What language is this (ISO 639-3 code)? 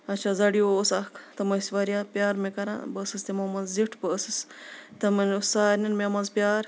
kas